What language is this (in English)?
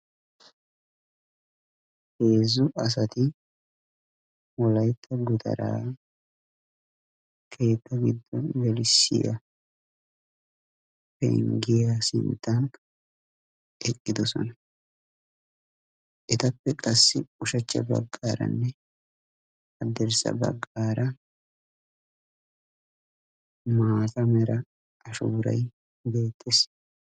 Wolaytta